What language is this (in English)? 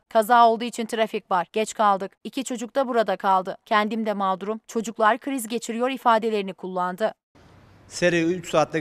Turkish